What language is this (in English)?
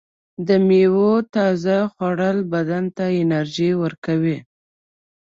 Pashto